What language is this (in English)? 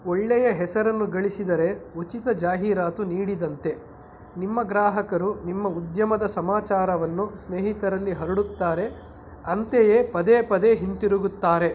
Kannada